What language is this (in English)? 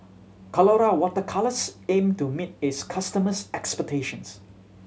English